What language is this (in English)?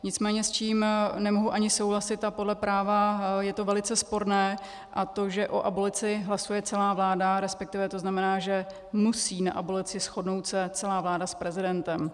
Czech